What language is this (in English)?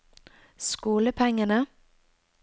Norwegian